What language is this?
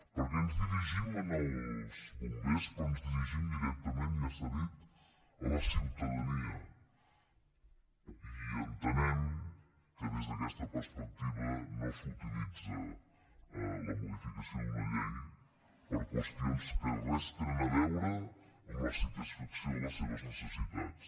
Catalan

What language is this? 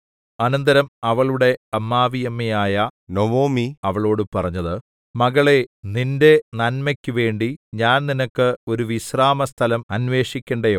Malayalam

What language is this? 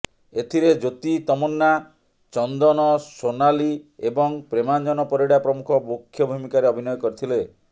Odia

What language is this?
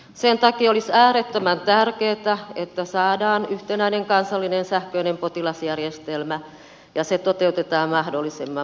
Finnish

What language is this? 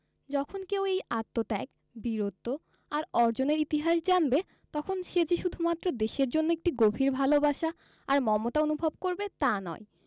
Bangla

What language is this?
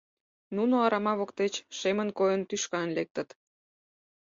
Mari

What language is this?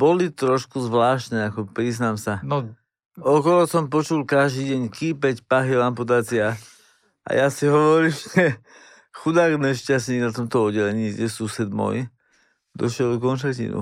Slovak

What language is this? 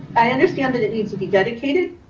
English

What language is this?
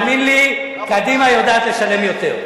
Hebrew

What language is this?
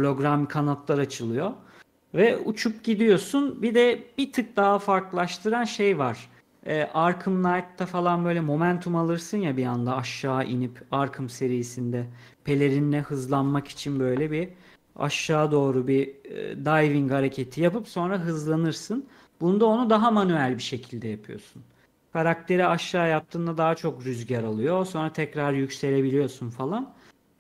Turkish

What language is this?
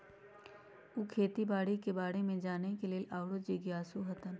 Magahi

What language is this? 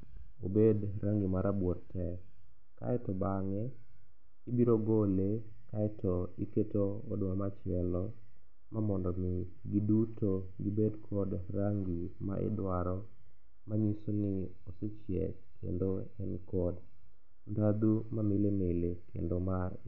Luo (Kenya and Tanzania)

